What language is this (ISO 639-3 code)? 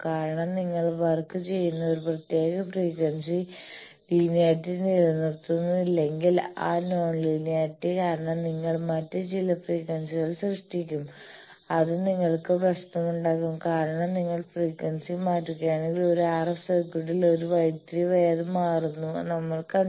mal